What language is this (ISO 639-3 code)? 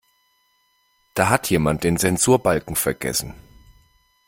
deu